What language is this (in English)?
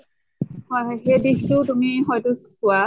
Assamese